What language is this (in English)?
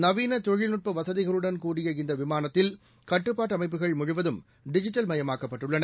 Tamil